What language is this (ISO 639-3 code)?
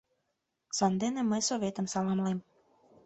chm